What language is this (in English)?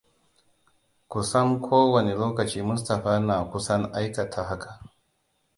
Hausa